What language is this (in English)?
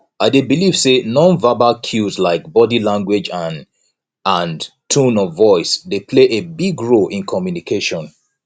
Nigerian Pidgin